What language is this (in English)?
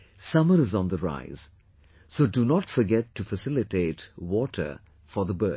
English